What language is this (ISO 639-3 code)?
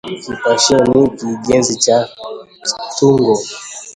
swa